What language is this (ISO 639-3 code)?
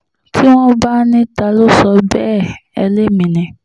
yor